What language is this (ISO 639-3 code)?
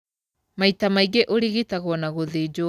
kik